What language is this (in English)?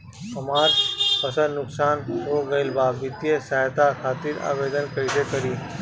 Bhojpuri